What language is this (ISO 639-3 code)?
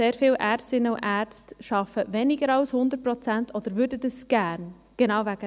gsw